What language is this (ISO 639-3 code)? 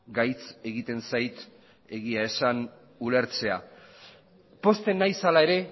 eus